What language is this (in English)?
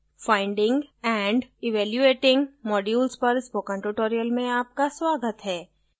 Hindi